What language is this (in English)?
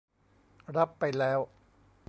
Thai